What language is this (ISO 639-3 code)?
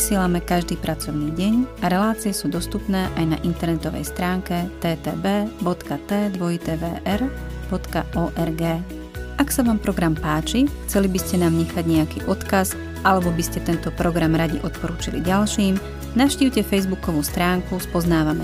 slk